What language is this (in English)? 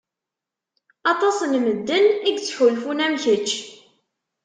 Kabyle